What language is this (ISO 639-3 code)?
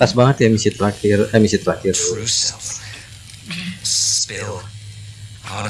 ind